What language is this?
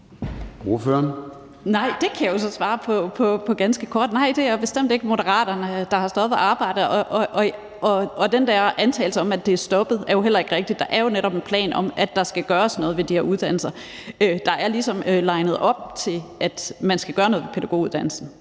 Danish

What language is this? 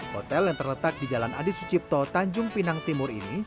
Indonesian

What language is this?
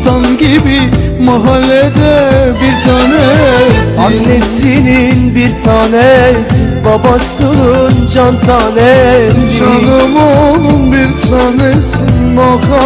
Bulgarian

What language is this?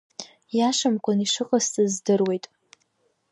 Abkhazian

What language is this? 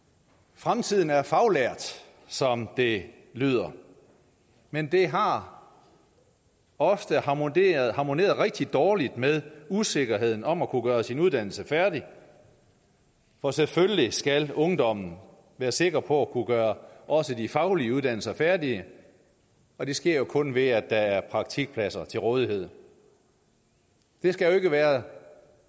Danish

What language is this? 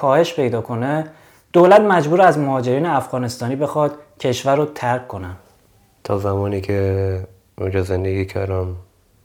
Persian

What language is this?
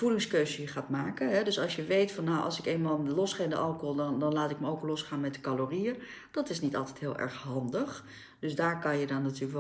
Dutch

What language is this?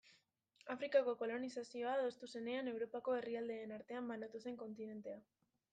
Basque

